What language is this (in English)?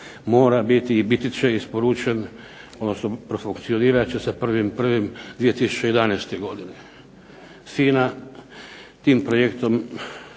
Croatian